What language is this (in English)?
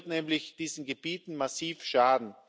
German